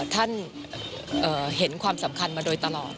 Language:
Thai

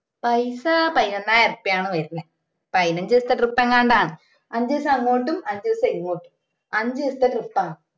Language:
Malayalam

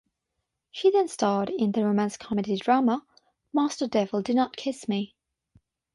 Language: English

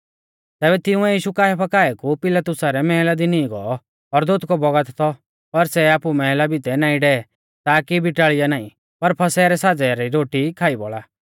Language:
Mahasu Pahari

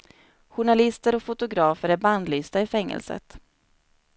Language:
Swedish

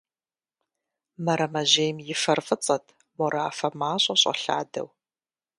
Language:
Kabardian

